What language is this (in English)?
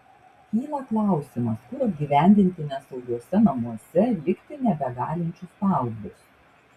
Lithuanian